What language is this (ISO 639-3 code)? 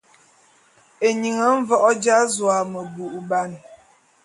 bum